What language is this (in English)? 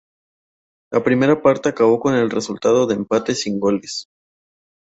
Spanish